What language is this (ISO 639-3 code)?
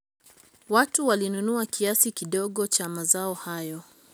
luo